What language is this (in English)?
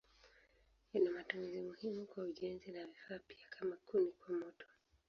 Swahili